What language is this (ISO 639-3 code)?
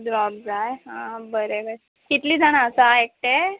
kok